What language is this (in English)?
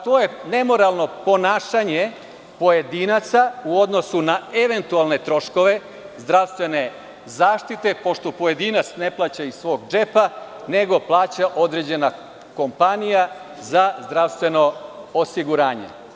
Serbian